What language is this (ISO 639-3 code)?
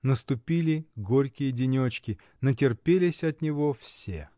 rus